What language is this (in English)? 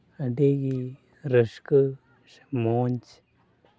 Santali